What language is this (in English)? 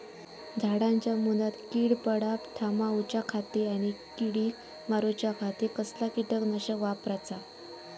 Marathi